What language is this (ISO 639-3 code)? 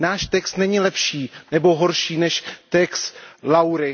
ces